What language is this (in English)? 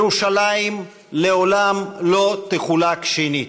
Hebrew